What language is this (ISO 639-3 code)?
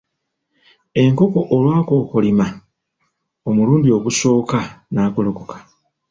lug